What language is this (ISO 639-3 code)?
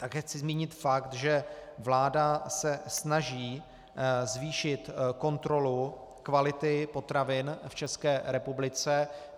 ces